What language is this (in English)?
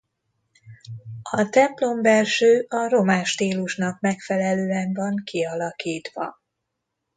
Hungarian